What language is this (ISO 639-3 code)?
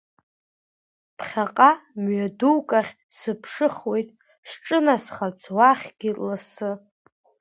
abk